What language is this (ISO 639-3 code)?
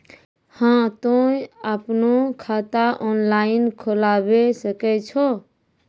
mai